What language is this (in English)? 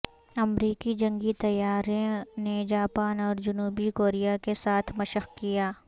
Urdu